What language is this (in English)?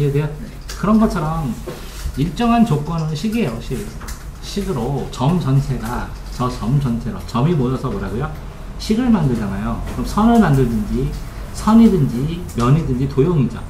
Korean